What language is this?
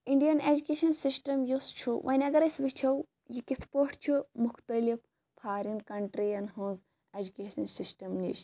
Kashmiri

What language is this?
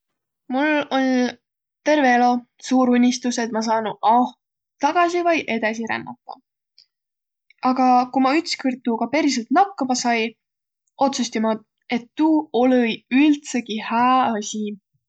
Võro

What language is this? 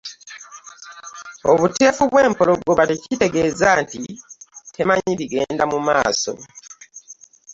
Ganda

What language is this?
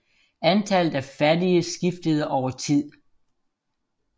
Danish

